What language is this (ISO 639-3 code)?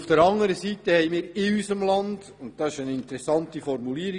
gsw